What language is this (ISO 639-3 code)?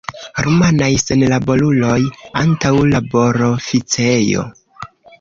epo